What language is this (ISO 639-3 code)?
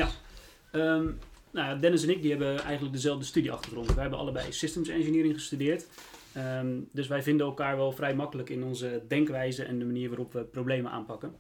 nld